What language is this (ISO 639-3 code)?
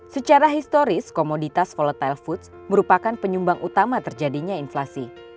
ind